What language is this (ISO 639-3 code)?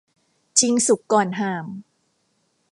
tha